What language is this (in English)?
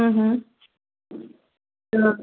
Sindhi